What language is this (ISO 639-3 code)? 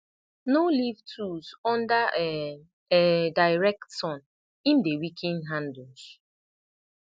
pcm